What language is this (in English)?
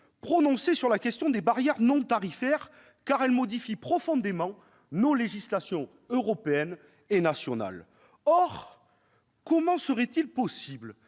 French